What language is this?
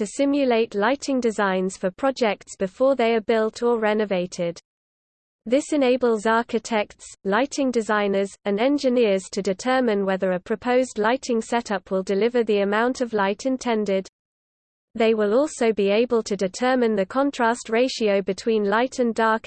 English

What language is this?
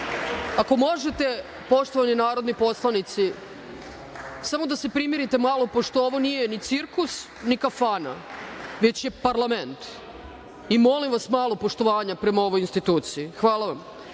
Serbian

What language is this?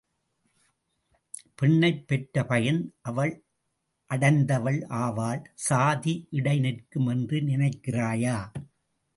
Tamil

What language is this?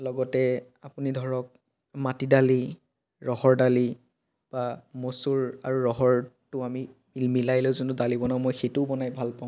Assamese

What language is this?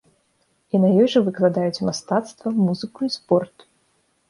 Belarusian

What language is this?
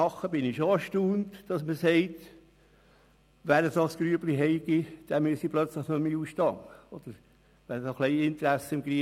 Swiss German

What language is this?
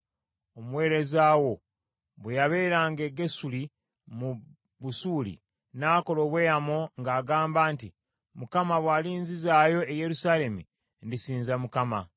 Ganda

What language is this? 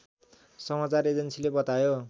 Nepali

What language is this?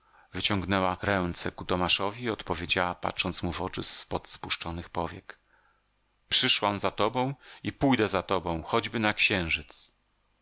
Polish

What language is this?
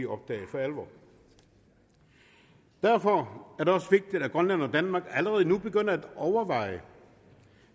Danish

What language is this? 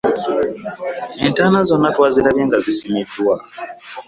Ganda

